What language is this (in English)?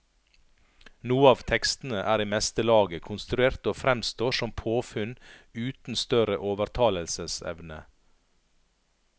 Norwegian